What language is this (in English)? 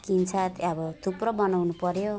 Nepali